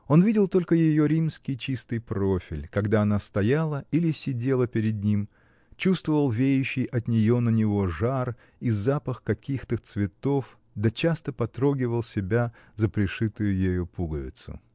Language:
Russian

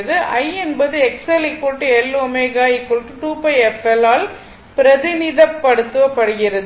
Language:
Tamil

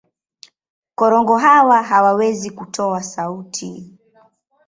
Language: Swahili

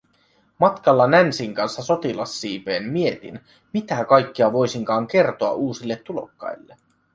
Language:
Finnish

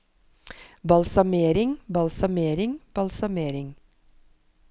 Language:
Norwegian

